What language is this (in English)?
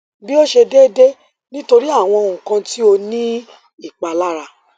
Yoruba